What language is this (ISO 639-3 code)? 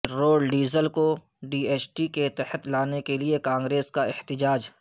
urd